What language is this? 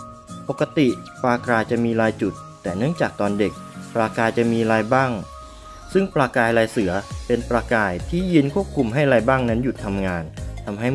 Thai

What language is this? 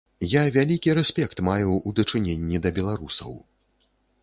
Belarusian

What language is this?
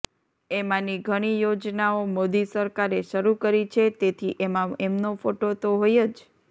Gujarati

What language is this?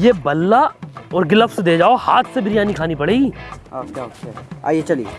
Hindi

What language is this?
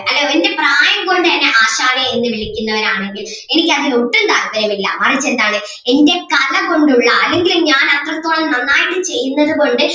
Malayalam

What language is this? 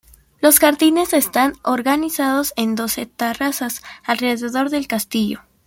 Spanish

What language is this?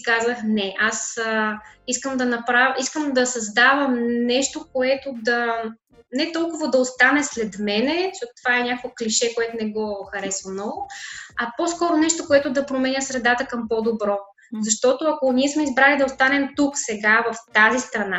Bulgarian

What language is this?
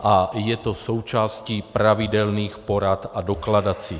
Czech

